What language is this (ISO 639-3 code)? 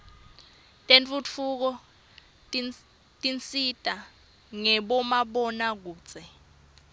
ssw